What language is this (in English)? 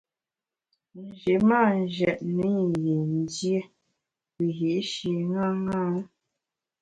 Bamun